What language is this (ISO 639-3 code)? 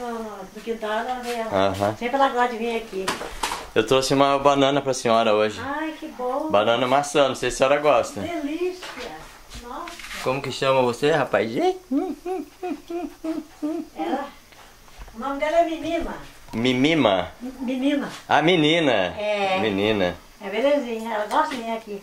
por